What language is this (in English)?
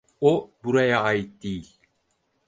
Turkish